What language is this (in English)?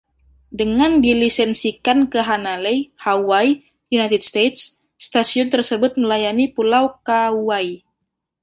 Indonesian